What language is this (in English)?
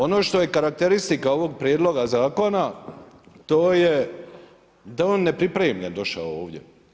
Croatian